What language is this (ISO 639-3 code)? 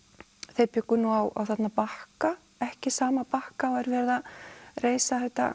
isl